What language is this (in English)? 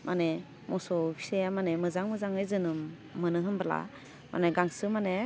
Bodo